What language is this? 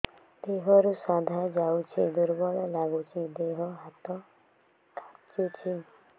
Odia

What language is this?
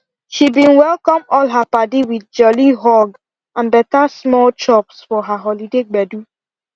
Nigerian Pidgin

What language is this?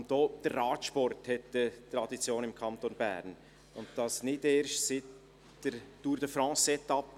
Swiss German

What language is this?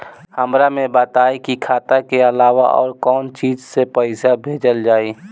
Bhojpuri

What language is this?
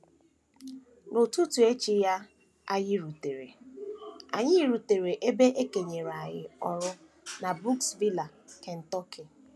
Igbo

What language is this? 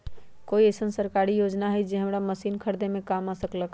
Magahi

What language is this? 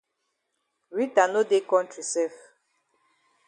Cameroon Pidgin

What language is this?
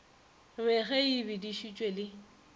Northern Sotho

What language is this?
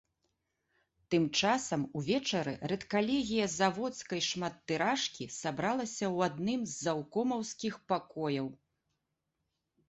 Belarusian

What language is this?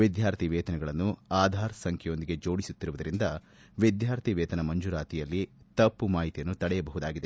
Kannada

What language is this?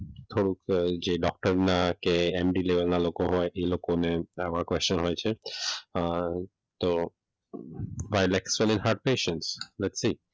Gujarati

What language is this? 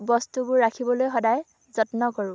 Assamese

